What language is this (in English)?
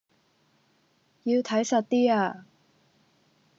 Cantonese